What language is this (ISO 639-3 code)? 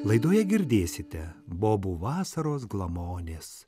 lit